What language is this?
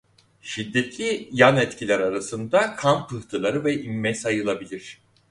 Turkish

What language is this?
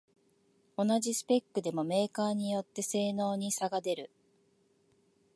Japanese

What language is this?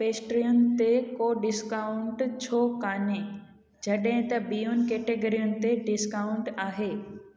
Sindhi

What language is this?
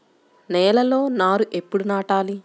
Telugu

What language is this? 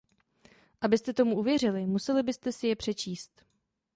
Czech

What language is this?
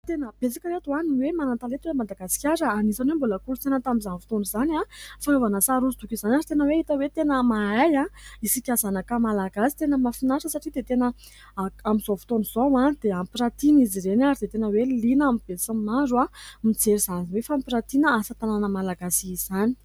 Malagasy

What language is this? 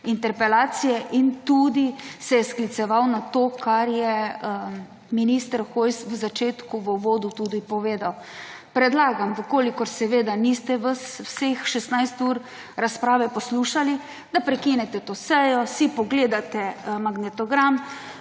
Slovenian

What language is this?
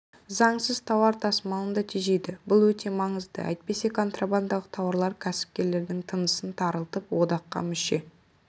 Kazakh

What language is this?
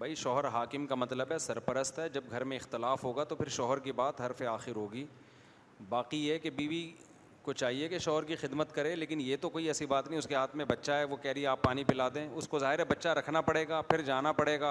Urdu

